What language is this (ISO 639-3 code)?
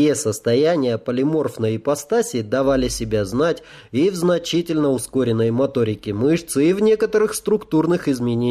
rus